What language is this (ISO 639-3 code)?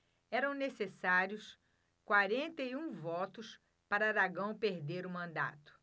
por